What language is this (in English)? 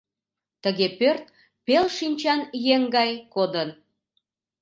Mari